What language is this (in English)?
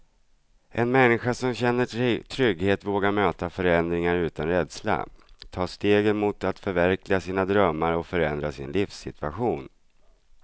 Swedish